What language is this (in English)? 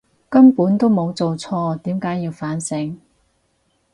Cantonese